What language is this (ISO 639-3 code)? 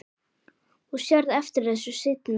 isl